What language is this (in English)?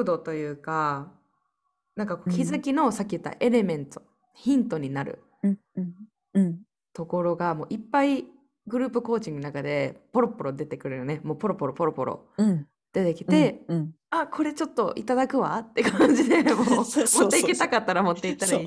Japanese